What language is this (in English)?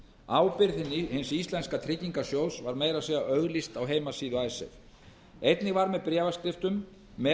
Icelandic